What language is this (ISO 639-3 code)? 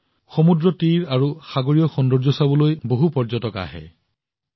asm